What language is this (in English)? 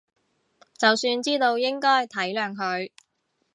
Cantonese